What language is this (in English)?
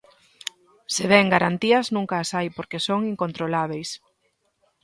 Galician